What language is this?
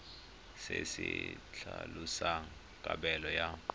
Tswana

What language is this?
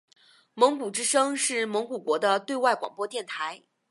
Chinese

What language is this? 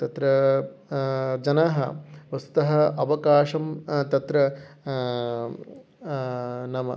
Sanskrit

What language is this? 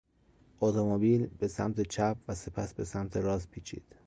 Persian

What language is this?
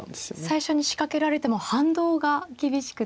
Japanese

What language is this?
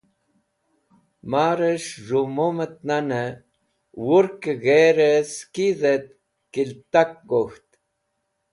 Wakhi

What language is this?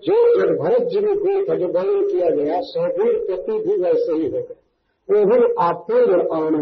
Hindi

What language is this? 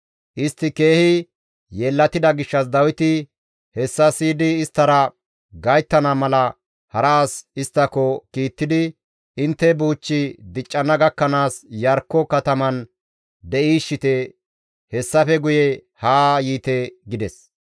Gamo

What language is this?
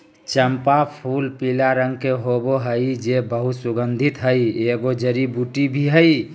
Magahi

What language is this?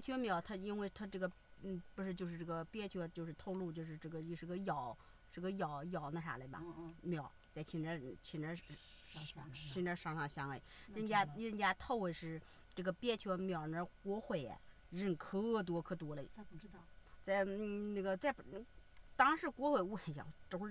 Chinese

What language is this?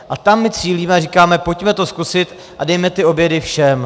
Czech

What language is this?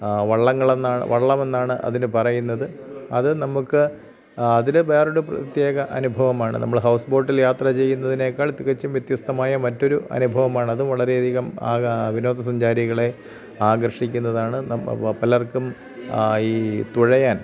Malayalam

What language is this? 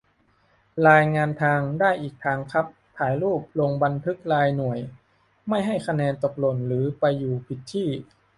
Thai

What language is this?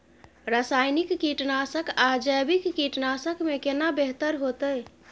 Maithili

